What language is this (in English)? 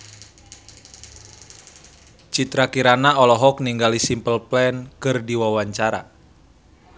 Sundanese